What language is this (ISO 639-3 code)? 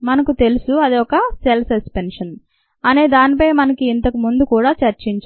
tel